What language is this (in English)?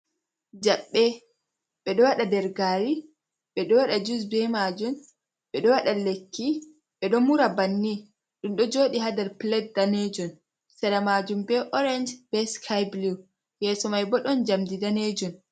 Fula